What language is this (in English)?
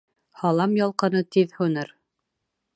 Bashkir